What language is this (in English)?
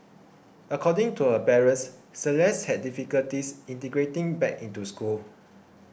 English